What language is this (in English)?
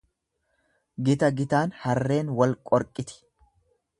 Oromo